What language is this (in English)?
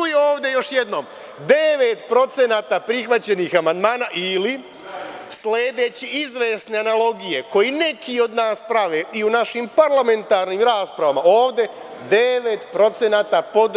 Serbian